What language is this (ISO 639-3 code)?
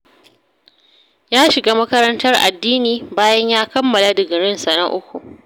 hau